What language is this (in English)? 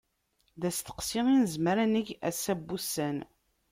Kabyle